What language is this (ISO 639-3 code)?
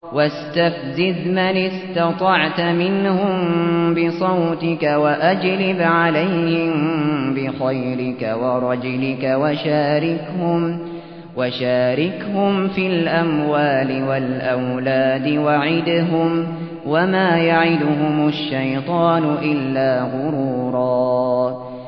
ara